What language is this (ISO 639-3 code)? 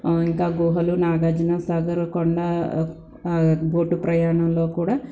tel